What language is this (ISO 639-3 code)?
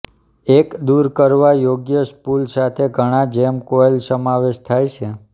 guj